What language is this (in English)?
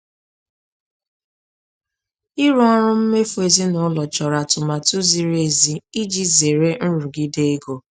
Igbo